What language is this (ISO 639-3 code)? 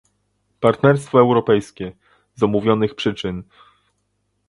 pol